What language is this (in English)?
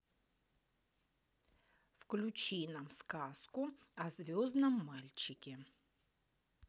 Russian